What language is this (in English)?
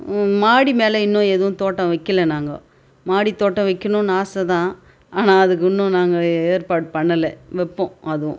Tamil